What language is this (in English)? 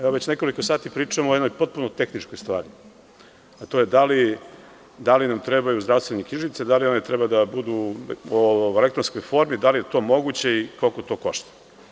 Serbian